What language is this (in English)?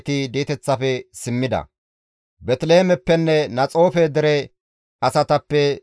Gamo